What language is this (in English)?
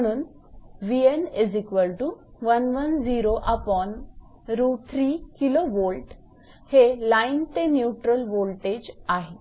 Marathi